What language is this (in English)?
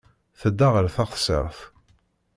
Kabyle